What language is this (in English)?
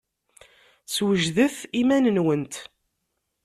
Kabyle